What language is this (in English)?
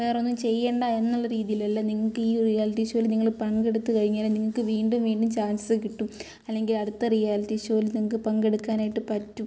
Malayalam